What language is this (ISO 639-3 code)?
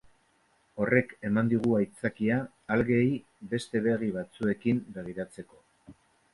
eus